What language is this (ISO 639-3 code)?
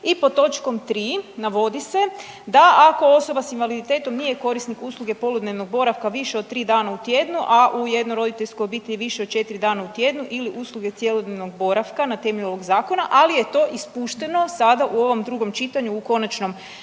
hrv